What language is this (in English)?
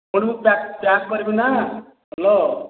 Odia